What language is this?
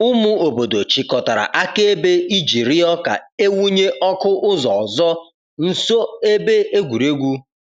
Igbo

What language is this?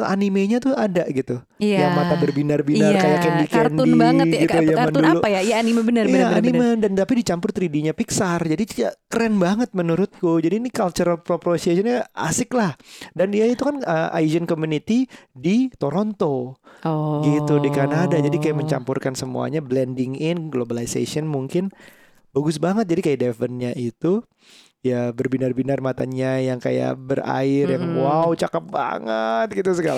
Indonesian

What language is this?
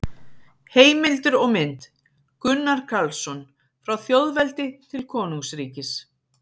Icelandic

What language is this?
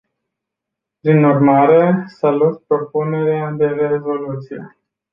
Romanian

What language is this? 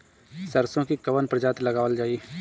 Bhojpuri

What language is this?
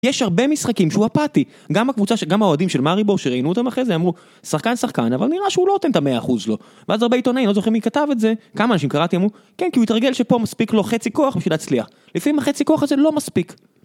Hebrew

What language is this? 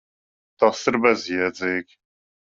Latvian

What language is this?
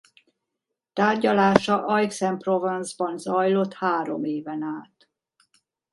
Hungarian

